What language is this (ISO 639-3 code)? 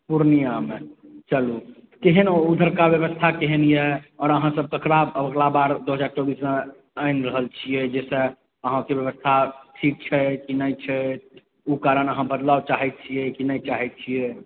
mai